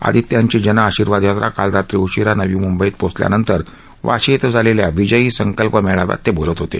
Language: Marathi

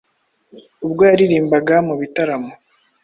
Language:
Kinyarwanda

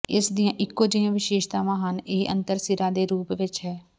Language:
Punjabi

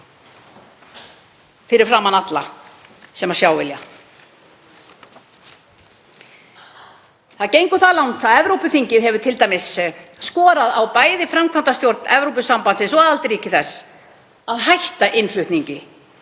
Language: Icelandic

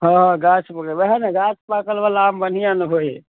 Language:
Maithili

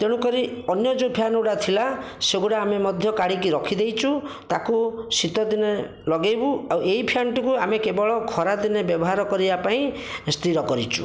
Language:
Odia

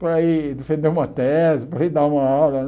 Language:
Portuguese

